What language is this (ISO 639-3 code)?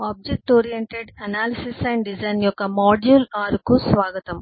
tel